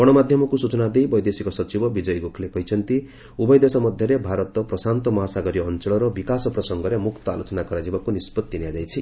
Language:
Odia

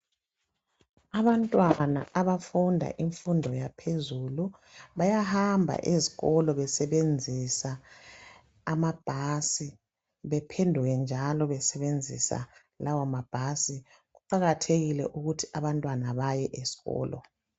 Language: North Ndebele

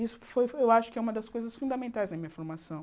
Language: Portuguese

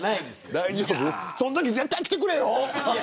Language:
Japanese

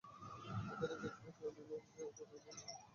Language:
Bangla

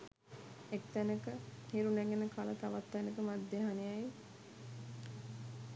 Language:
Sinhala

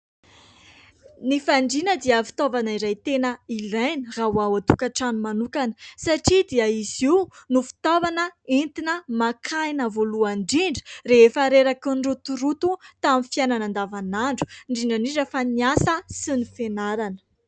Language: Malagasy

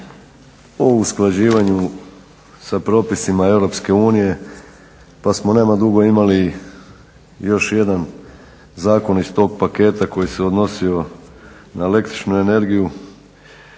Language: Croatian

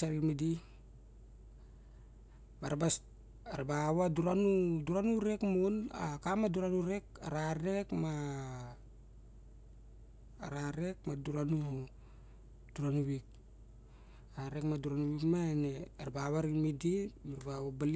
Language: Barok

